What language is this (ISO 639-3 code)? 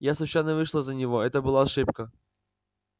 rus